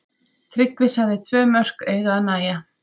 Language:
Icelandic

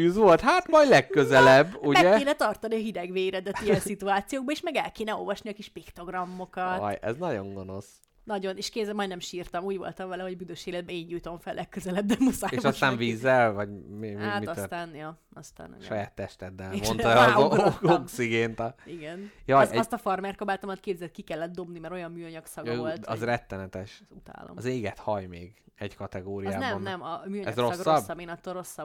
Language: Hungarian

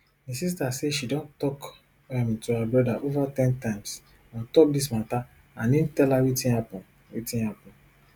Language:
Nigerian Pidgin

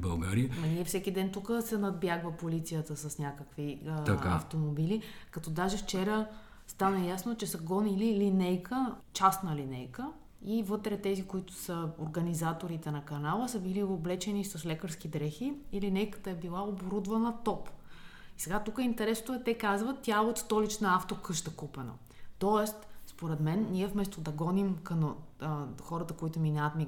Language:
Bulgarian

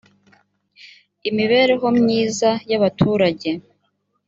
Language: Kinyarwanda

